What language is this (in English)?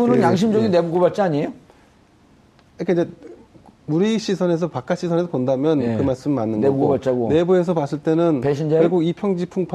Korean